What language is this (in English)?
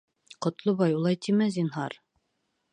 Bashkir